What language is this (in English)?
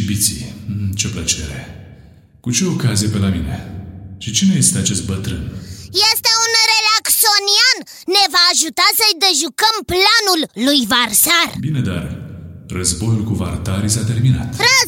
Romanian